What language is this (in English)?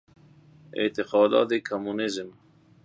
Persian